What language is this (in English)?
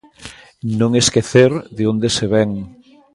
Galician